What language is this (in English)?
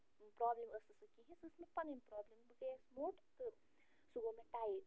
Kashmiri